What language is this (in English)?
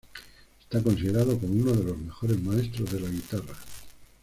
Spanish